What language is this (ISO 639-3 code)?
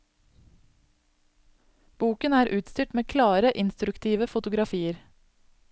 nor